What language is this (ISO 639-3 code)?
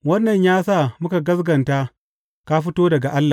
hau